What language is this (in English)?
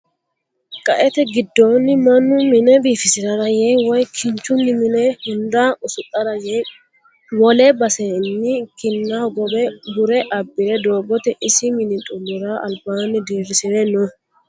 Sidamo